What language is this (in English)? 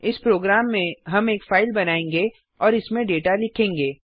Hindi